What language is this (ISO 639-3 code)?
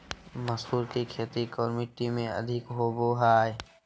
mag